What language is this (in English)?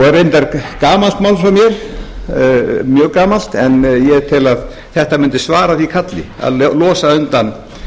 Icelandic